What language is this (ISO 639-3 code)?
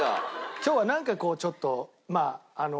jpn